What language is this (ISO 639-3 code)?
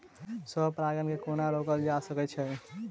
mai